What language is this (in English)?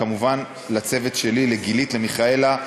Hebrew